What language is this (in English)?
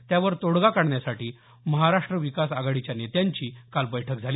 Marathi